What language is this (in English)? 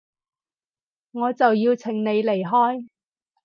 Cantonese